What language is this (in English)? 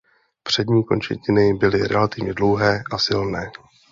Czech